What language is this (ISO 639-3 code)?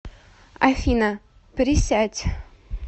rus